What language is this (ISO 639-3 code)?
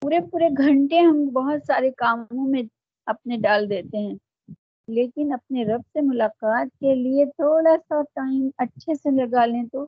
urd